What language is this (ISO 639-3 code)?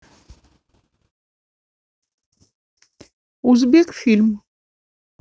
rus